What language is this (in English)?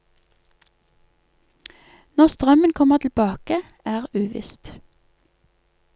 Norwegian